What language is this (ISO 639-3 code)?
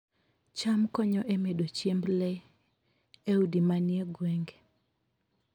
luo